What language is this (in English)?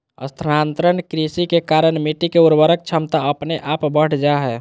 Magahi